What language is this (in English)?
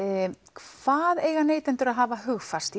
Icelandic